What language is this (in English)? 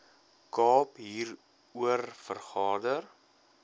Afrikaans